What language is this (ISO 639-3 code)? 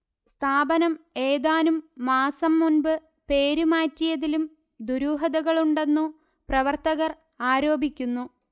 mal